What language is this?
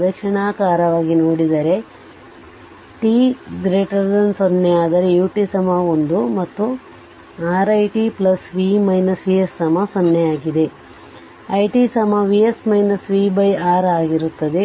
Kannada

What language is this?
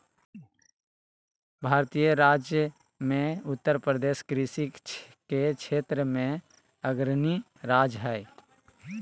Magahi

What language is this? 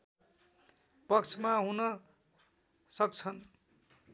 Nepali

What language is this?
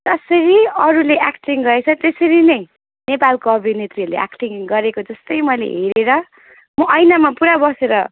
Nepali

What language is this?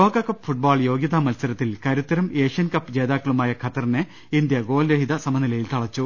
Malayalam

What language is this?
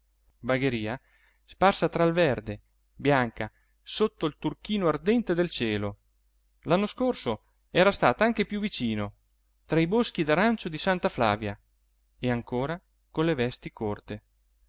Italian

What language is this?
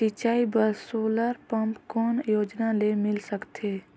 Chhattisgarhi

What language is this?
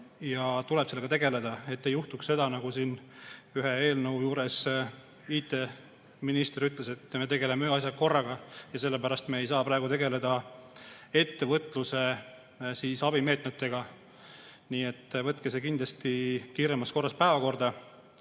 Estonian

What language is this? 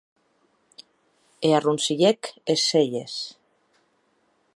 Occitan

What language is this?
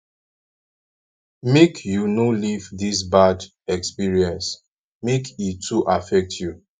Nigerian Pidgin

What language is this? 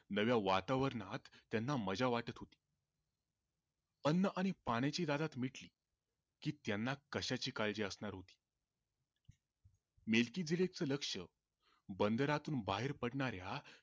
Marathi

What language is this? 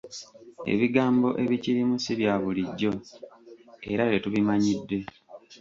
Ganda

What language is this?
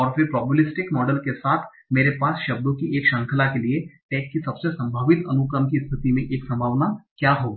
Hindi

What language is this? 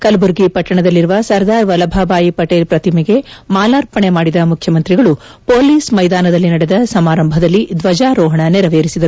Kannada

